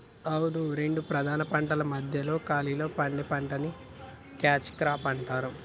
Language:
Telugu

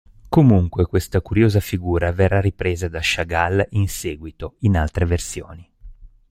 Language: Italian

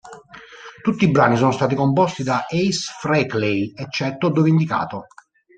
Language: Italian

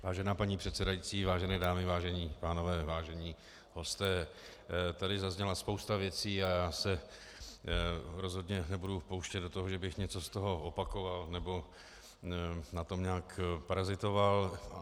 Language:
Czech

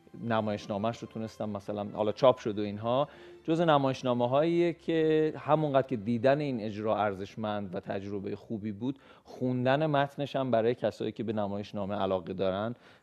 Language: Persian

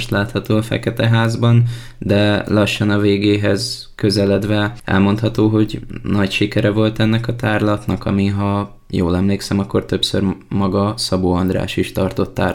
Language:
Hungarian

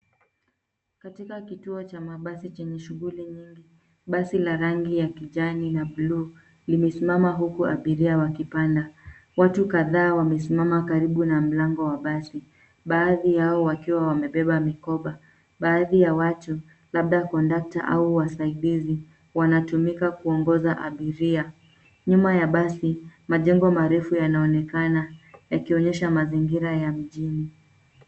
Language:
Swahili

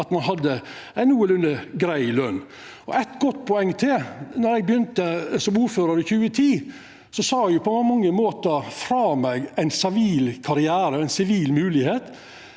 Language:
Norwegian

